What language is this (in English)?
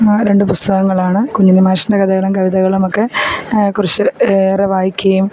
Malayalam